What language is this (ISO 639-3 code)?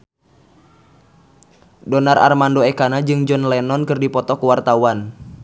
sun